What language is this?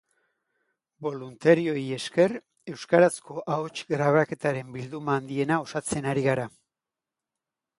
Basque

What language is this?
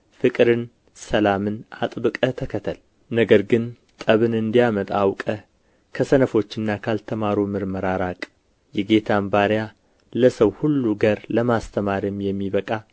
Amharic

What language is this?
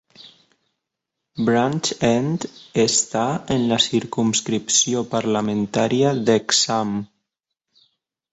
Catalan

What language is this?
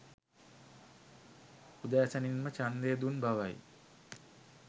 Sinhala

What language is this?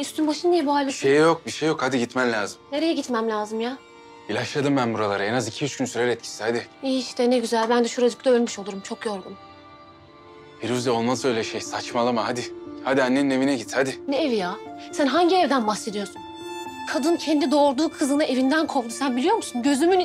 Turkish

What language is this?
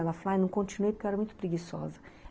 Portuguese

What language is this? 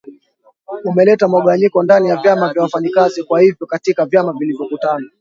Swahili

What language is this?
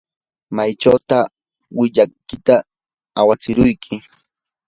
Yanahuanca Pasco Quechua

